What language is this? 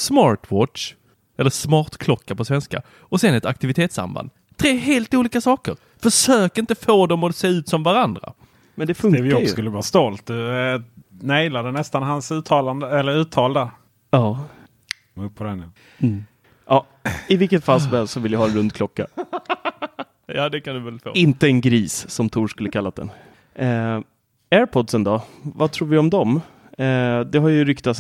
Swedish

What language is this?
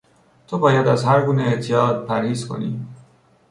Persian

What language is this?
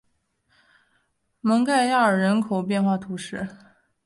Chinese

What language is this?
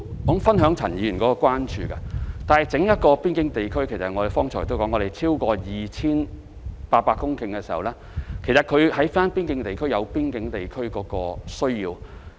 Cantonese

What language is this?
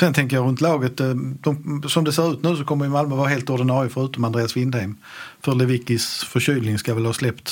Swedish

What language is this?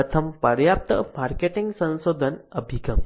Gujarati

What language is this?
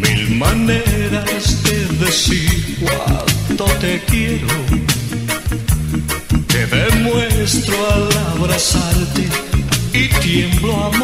Romanian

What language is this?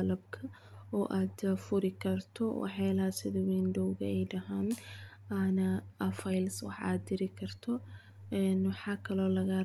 Somali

